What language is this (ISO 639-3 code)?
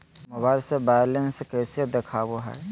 mag